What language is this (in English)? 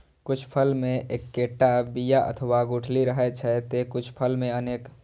Maithili